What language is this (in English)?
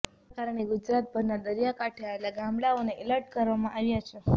Gujarati